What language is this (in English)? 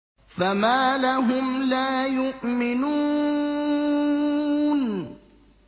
Arabic